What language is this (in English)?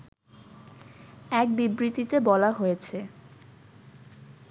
Bangla